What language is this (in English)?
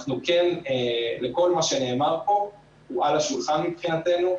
Hebrew